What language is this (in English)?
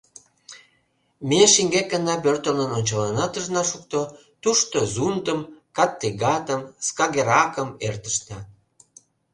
Mari